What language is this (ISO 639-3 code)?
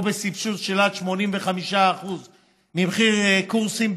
heb